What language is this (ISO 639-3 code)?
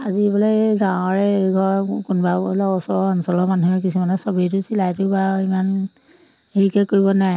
asm